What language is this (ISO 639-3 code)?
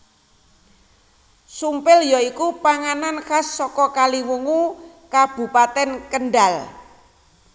jav